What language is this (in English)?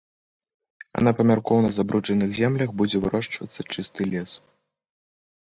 Belarusian